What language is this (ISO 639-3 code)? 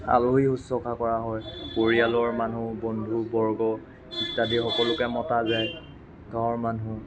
asm